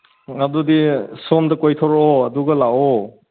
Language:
Manipuri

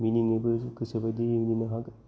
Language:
Bodo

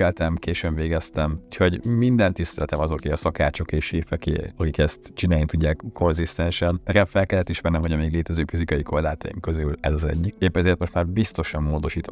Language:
Hungarian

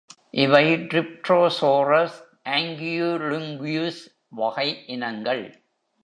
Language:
Tamil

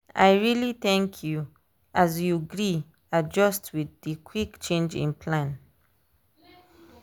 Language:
Nigerian Pidgin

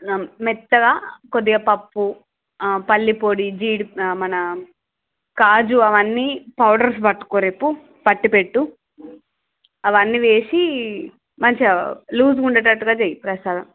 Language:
Telugu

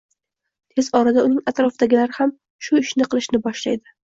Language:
Uzbek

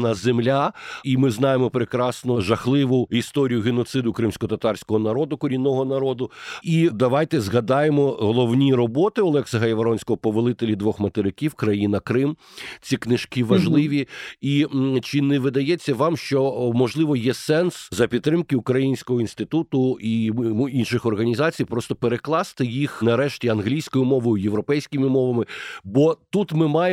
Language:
Ukrainian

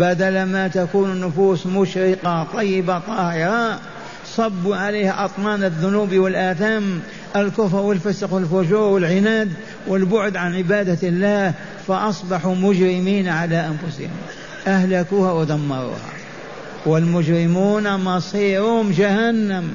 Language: Arabic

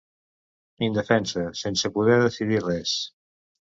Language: Catalan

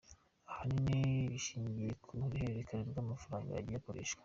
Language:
Kinyarwanda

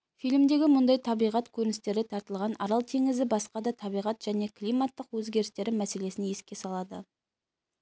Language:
Kazakh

